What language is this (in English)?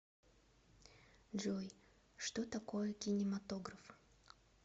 Russian